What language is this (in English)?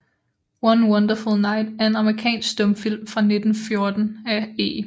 Danish